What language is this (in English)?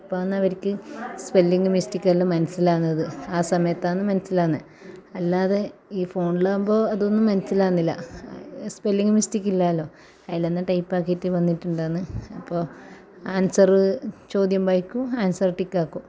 Malayalam